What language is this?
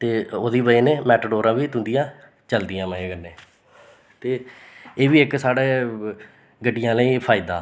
Dogri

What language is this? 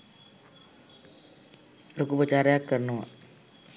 Sinhala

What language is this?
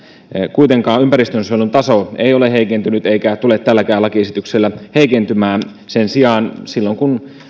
Finnish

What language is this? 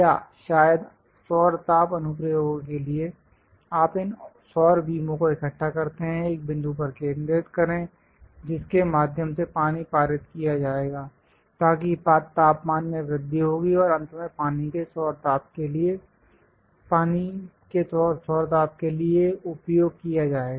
Hindi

